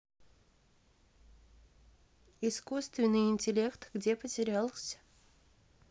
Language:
Russian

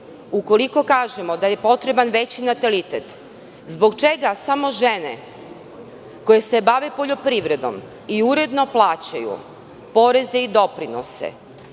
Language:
Serbian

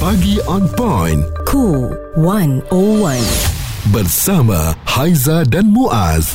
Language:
Malay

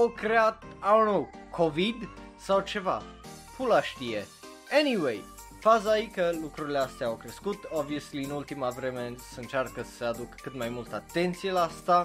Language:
Romanian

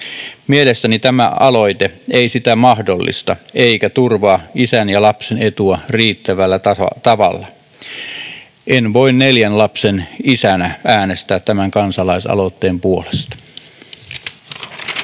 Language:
Finnish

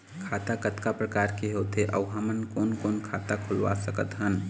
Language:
Chhattisgarhi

